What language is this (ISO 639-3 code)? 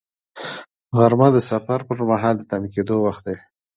pus